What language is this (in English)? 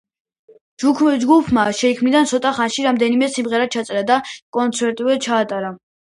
Georgian